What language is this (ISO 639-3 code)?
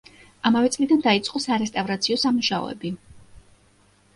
kat